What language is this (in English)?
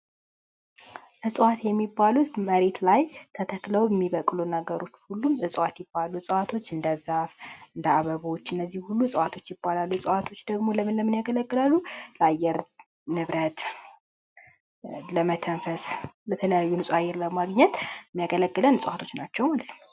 Amharic